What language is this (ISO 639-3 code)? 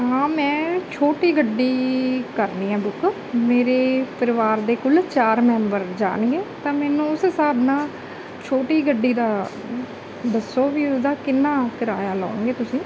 pan